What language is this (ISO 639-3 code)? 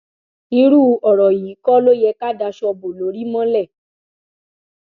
yor